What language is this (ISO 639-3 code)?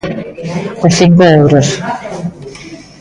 glg